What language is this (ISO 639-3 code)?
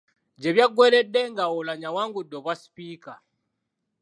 lug